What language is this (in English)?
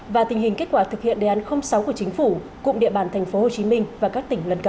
Vietnamese